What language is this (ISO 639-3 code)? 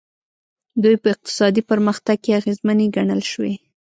pus